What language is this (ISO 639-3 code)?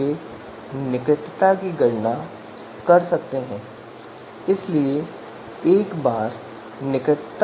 hin